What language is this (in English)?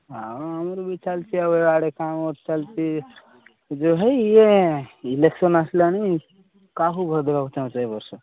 Odia